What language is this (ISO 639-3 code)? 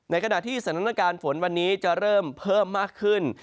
tha